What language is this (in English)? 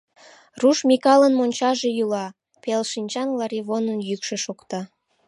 Mari